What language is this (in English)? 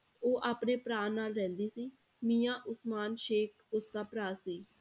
Punjabi